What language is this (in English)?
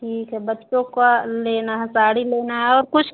Hindi